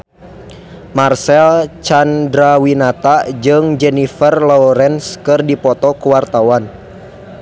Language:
Sundanese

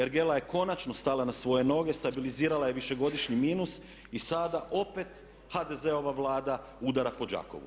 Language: Croatian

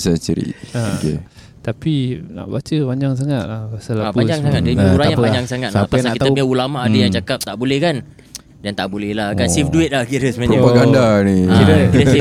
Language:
Malay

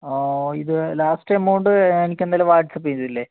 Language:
Malayalam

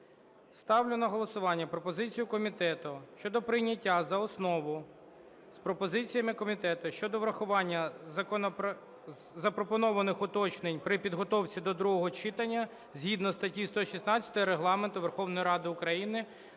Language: Ukrainian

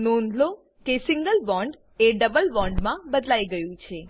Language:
Gujarati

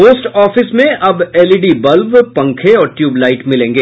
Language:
Hindi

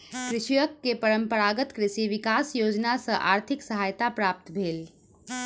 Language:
Maithili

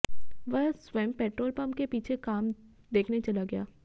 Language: Hindi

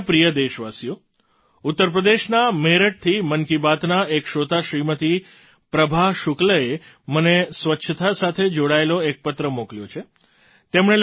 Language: Gujarati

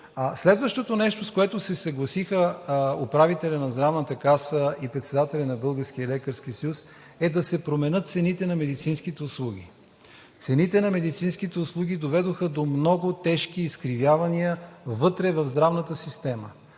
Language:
Bulgarian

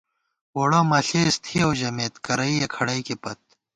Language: Gawar-Bati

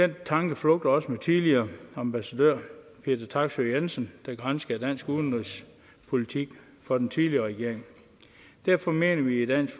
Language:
Danish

